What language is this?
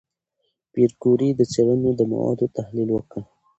Pashto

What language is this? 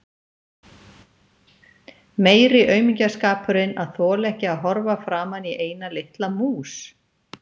Icelandic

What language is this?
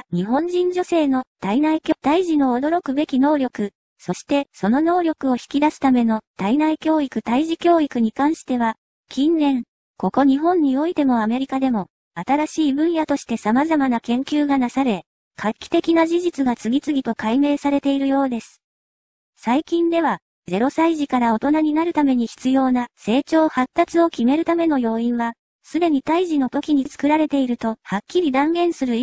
Japanese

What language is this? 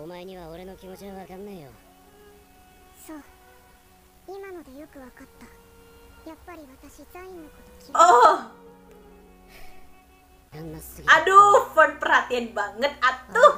Indonesian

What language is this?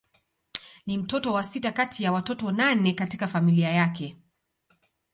Swahili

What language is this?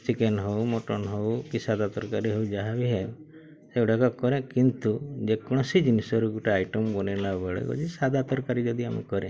Odia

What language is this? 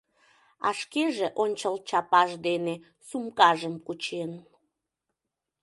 Mari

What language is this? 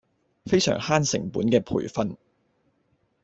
Cantonese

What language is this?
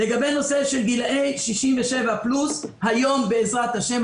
Hebrew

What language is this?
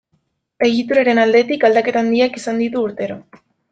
Basque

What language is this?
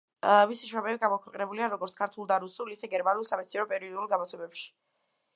Georgian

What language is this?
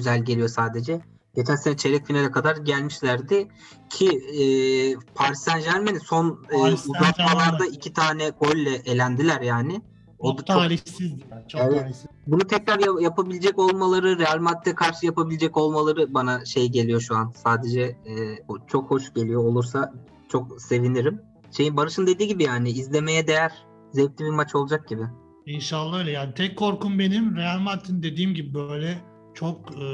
Turkish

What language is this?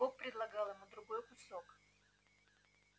Russian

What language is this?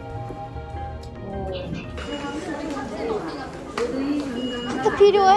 Korean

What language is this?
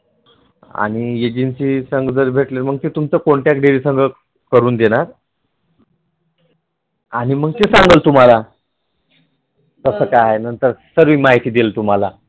Marathi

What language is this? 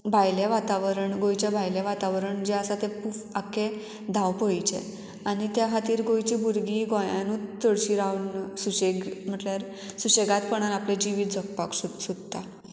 Konkani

